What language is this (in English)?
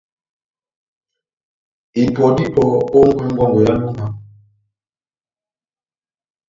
Batanga